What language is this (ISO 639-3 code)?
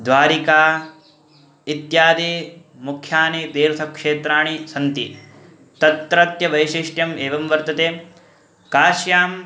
san